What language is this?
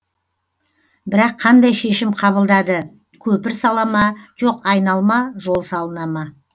Kazakh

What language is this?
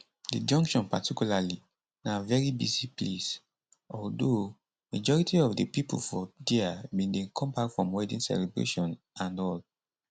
Nigerian Pidgin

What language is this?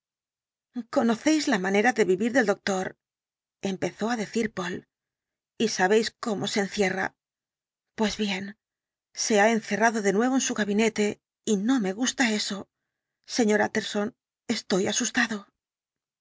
Spanish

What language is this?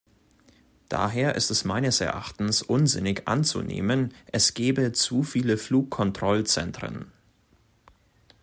German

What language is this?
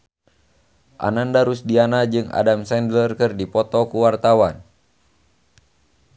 Sundanese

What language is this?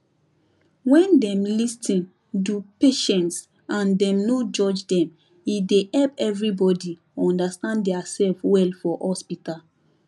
Nigerian Pidgin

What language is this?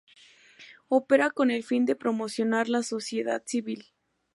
Spanish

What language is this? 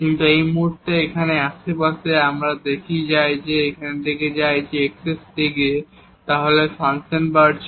Bangla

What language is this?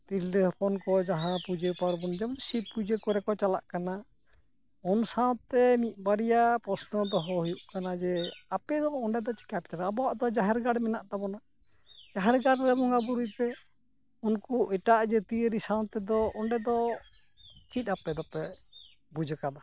Santali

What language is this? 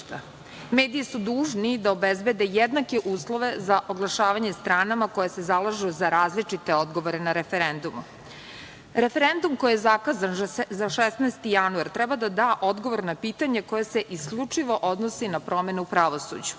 Serbian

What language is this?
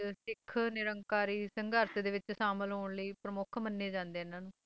Punjabi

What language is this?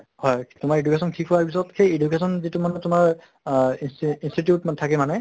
Assamese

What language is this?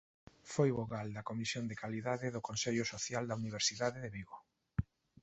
Galician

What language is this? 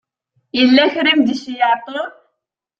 Kabyle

